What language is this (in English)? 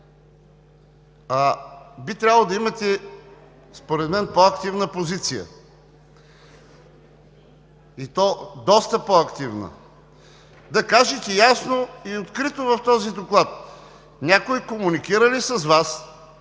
Bulgarian